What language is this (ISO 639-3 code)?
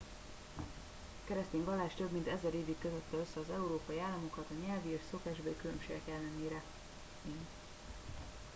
hun